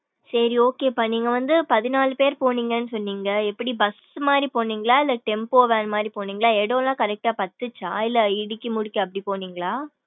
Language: Tamil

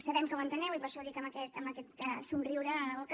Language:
Catalan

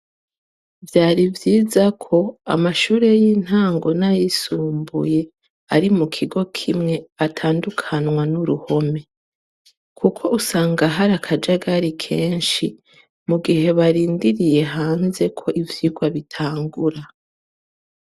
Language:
Rundi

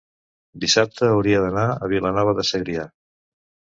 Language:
Catalan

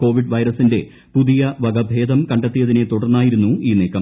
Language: Malayalam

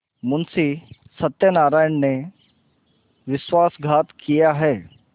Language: Hindi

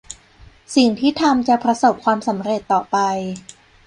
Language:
Thai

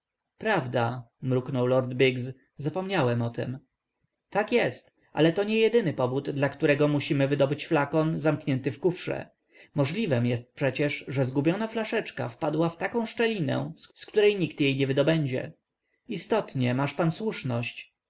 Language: Polish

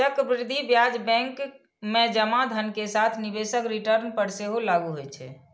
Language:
Maithili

